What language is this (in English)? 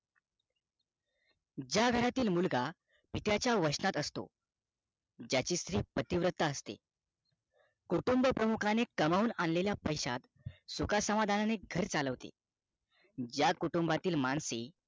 Marathi